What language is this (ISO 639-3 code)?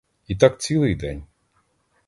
ukr